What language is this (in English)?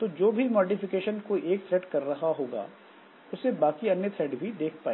Hindi